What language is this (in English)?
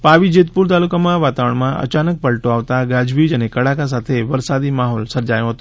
Gujarati